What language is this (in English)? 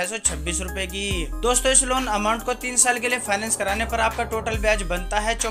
Hindi